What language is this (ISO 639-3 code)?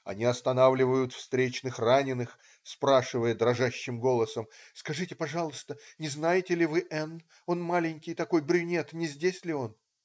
rus